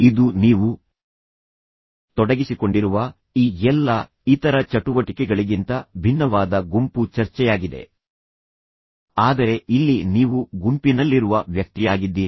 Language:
Kannada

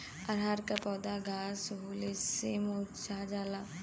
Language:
Bhojpuri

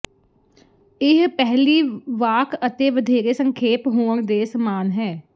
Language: Punjabi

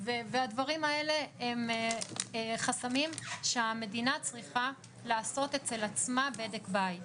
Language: Hebrew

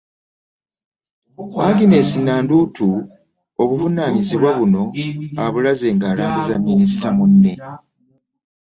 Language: Ganda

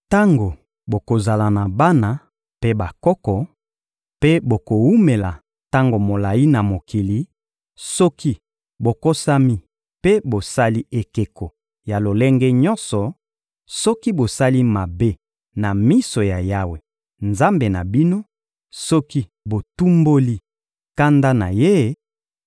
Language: Lingala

